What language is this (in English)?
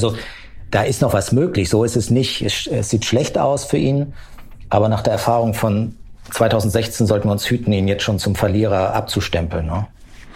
German